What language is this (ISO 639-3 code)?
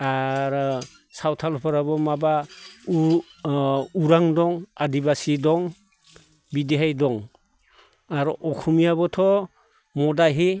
brx